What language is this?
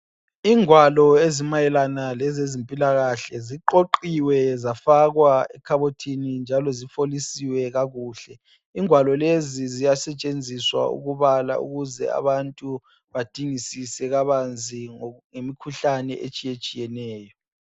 North Ndebele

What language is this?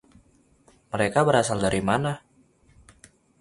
Indonesian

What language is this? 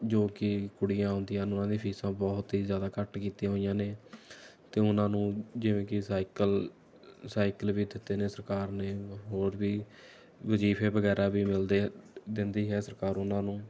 Punjabi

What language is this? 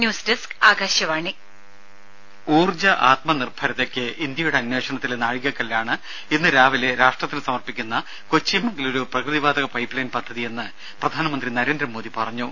Malayalam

